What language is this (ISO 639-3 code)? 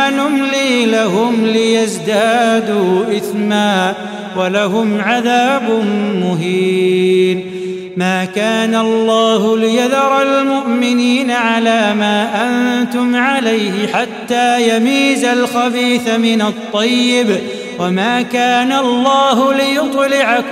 ara